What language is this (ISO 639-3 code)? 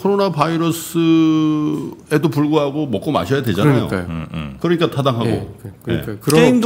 kor